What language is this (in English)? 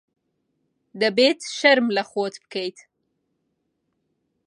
Central Kurdish